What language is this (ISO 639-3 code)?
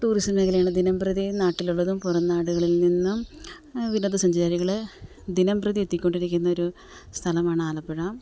mal